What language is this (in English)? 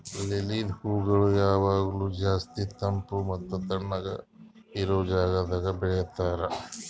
Kannada